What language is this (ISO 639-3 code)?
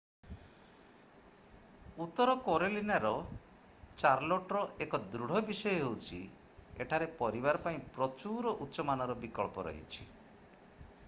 ori